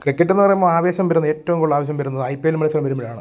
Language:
Malayalam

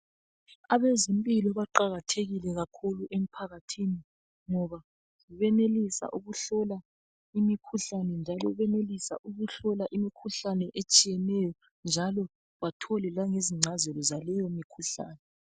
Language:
North Ndebele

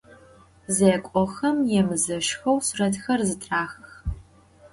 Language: Adyghe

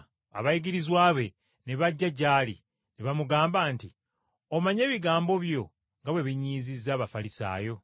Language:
Ganda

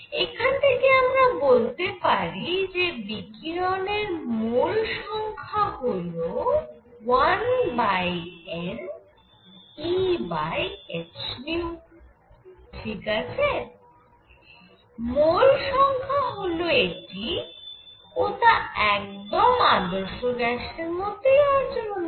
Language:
Bangla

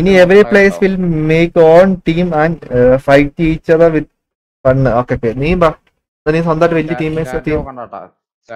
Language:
Malayalam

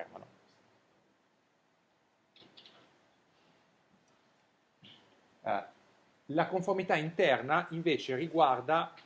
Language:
Italian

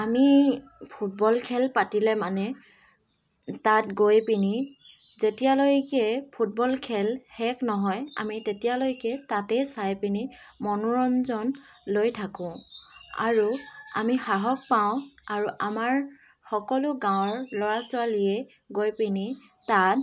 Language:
Assamese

